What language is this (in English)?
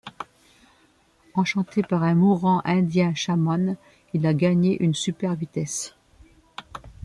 French